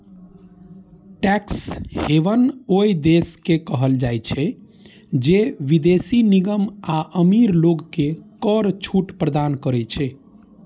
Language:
Maithili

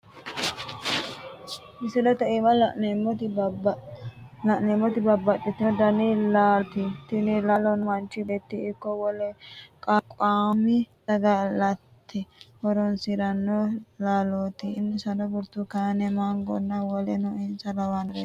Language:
Sidamo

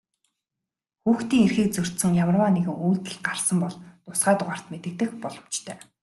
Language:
Mongolian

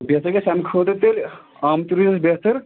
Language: Kashmiri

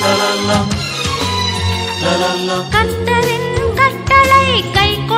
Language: Tamil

